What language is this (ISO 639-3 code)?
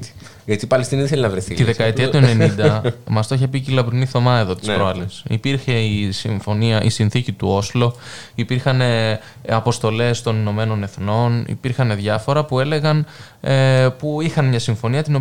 ell